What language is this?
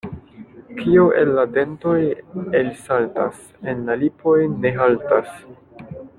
Esperanto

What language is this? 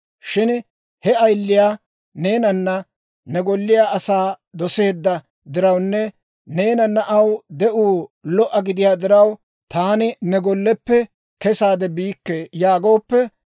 Dawro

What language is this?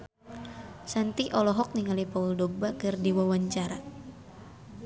Sundanese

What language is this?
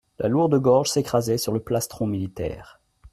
French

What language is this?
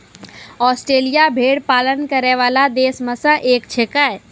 Maithili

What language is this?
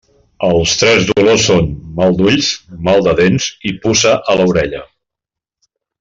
Catalan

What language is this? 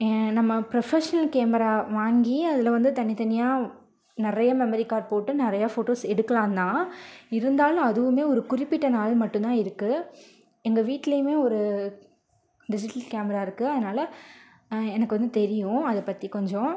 Tamil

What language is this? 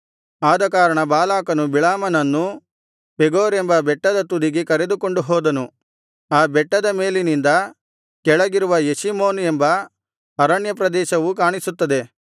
Kannada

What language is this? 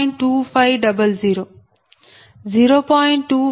Telugu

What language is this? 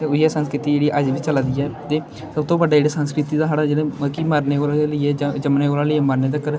Dogri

